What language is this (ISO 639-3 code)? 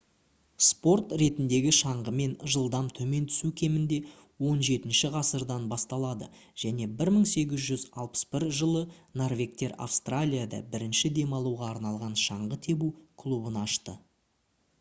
kaz